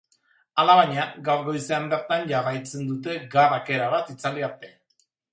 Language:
Basque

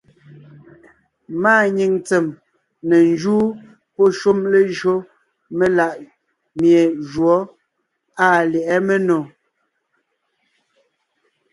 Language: Ngiemboon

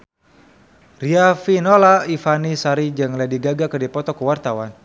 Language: Sundanese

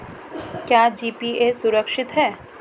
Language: Hindi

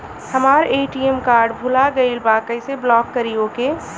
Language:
Bhojpuri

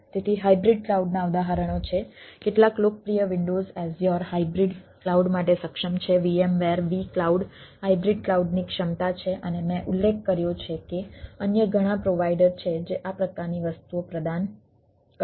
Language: Gujarati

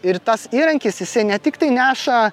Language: Lithuanian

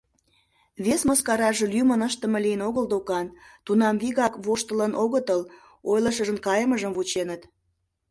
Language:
Mari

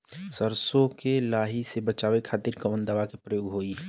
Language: Bhojpuri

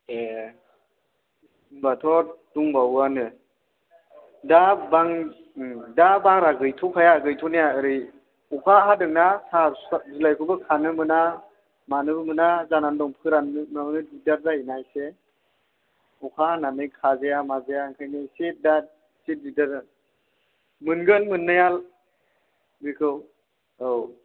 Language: Bodo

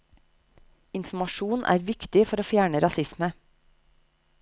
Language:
Norwegian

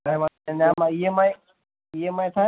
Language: Gujarati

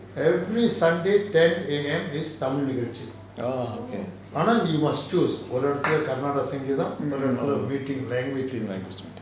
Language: English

